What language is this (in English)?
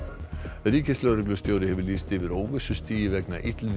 Icelandic